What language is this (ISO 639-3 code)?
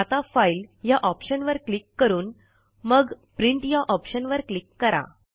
mar